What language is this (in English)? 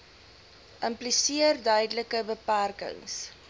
Afrikaans